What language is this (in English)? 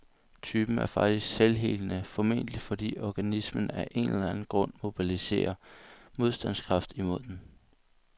Danish